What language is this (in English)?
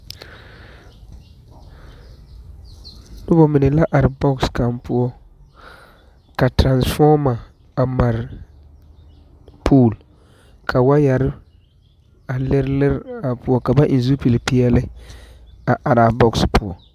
Southern Dagaare